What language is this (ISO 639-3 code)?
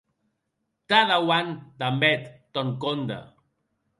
oci